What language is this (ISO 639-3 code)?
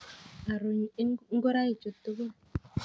kln